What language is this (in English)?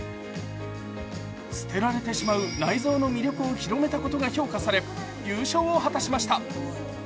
Japanese